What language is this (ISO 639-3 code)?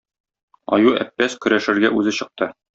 tat